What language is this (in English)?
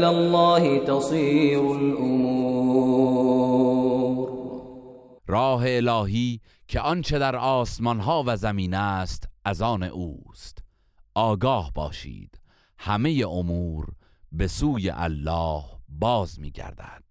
Persian